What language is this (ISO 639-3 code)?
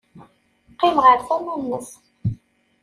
kab